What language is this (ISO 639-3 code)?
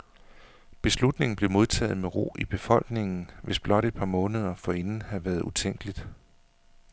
dan